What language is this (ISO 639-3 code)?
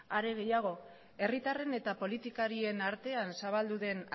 eus